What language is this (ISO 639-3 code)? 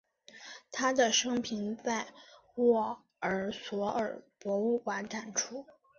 zho